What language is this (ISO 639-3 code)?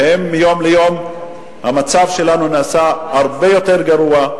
heb